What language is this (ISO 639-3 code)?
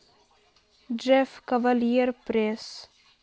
rus